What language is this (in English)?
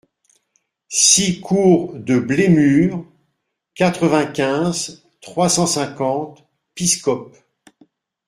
French